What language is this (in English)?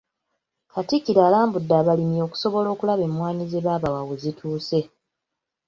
Ganda